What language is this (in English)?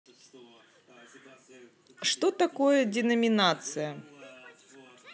Russian